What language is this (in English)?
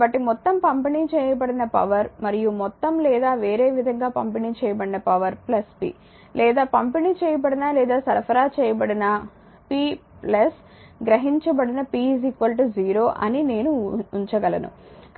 Telugu